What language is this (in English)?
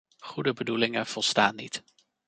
Dutch